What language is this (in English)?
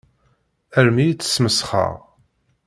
Kabyle